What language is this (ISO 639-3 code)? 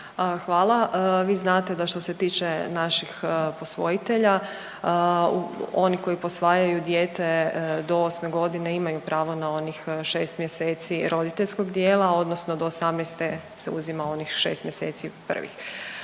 hrv